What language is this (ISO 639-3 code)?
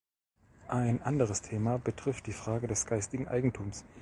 deu